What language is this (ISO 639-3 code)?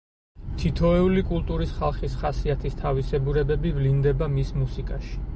kat